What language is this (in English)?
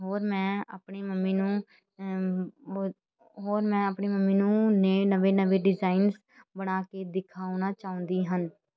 Punjabi